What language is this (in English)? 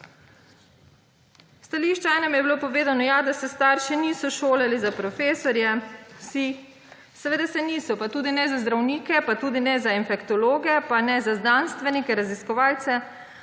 Slovenian